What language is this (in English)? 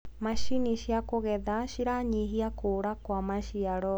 Kikuyu